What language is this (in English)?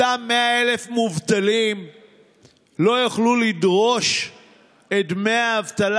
Hebrew